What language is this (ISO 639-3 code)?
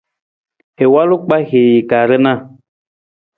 nmz